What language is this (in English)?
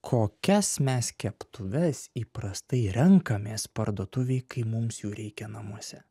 Lithuanian